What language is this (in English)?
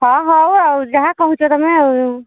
Odia